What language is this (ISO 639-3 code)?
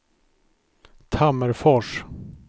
swe